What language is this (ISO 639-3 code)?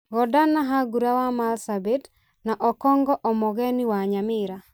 kik